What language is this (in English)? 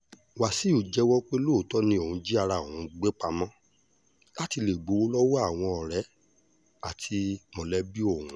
Yoruba